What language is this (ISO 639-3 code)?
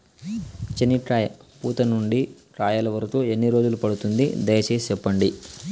tel